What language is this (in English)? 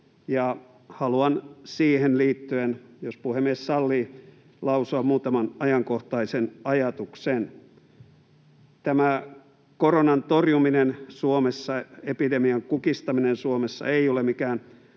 Finnish